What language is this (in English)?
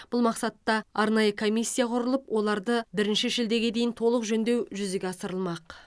Kazakh